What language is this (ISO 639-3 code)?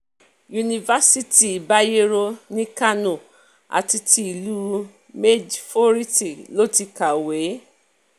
yor